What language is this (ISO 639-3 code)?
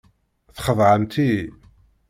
kab